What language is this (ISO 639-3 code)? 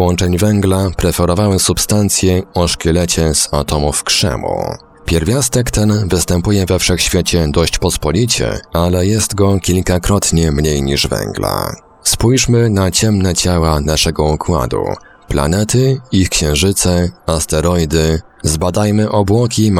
pol